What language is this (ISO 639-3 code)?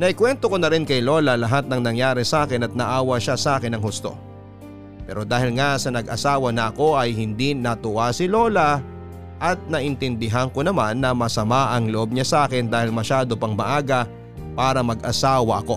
fil